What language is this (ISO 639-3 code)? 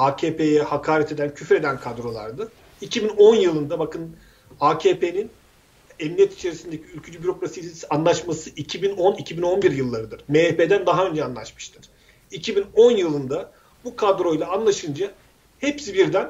tur